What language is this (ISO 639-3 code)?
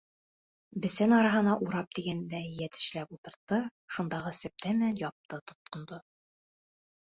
bak